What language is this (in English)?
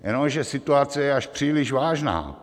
Czech